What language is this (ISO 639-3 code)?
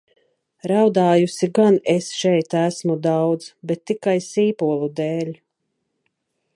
lav